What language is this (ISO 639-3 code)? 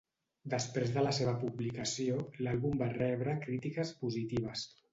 cat